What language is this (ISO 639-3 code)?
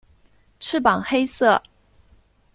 zho